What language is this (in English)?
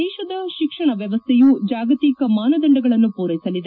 Kannada